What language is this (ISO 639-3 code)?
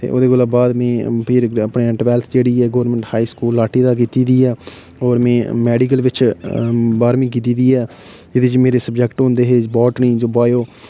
doi